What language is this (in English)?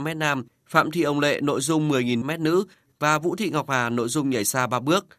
Vietnamese